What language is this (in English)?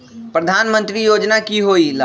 Magahi